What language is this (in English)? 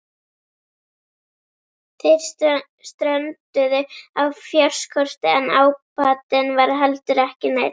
Icelandic